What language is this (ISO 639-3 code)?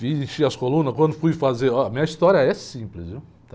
por